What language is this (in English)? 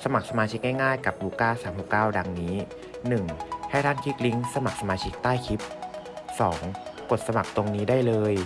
Thai